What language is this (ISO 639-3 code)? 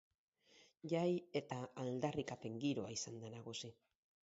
eus